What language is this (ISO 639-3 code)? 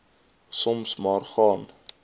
afr